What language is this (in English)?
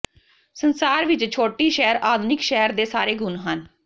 Punjabi